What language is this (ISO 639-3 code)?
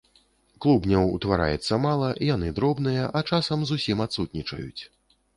bel